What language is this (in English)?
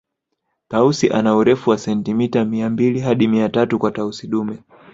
Swahili